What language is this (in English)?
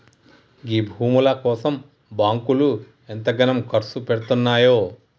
Telugu